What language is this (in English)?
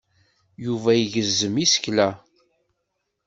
Kabyle